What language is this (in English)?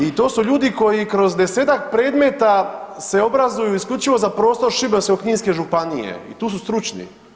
Croatian